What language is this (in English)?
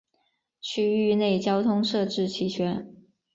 Chinese